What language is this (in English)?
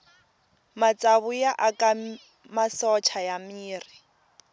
Tsonga